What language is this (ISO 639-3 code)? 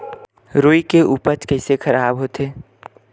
hne